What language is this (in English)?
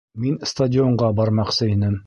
Bashkir